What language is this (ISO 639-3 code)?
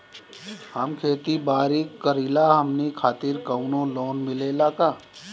bho